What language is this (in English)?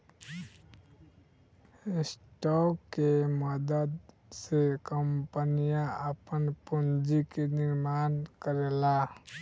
Bhojpuri